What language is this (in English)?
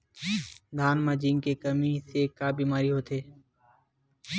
Chhattisgarhi